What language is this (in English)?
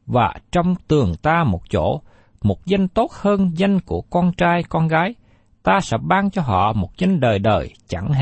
Vietnamese